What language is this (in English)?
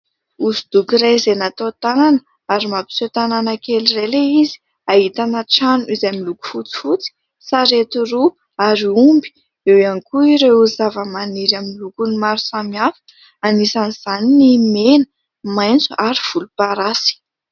Malagasy